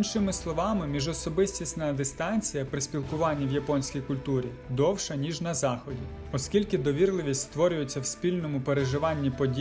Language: Ukrainian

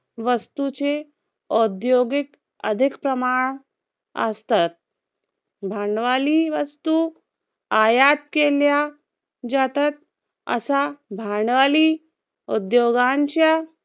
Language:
Marathi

